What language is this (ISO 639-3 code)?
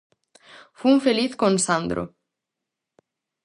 glg